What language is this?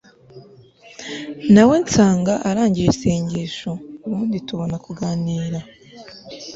Kinyarwanda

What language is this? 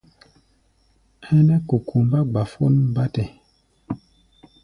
Gbaya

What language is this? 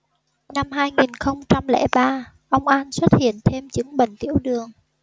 Vietnamese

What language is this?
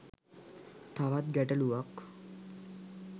Sinhala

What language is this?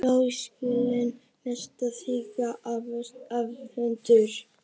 Icelandic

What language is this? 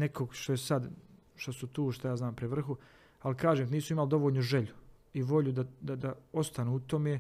Croatian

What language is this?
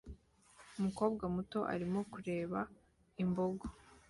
Kinyarwanda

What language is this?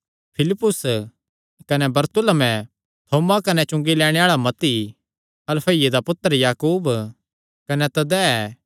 Kangri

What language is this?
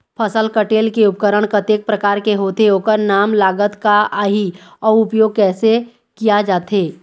Chhattisgarhi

